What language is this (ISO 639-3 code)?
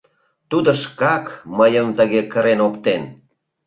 chm